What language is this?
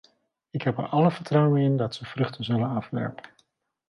Dutch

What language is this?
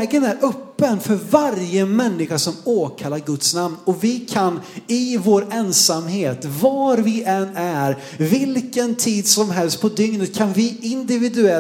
Swedish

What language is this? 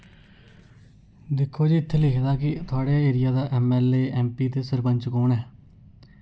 Dogri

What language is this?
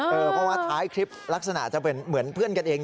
Thai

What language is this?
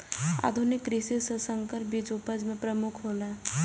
Maithili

